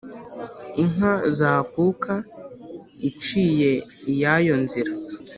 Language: Kinyarwanda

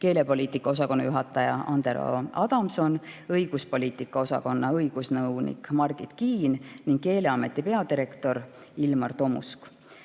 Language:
Estonian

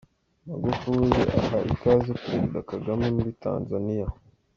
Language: Kinyarwanda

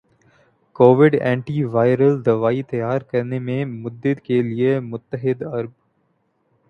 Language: Urdu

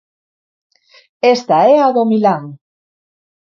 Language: Galician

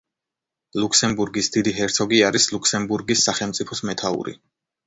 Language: Georgian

